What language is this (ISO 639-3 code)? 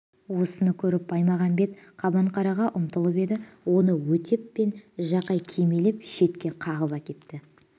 kaz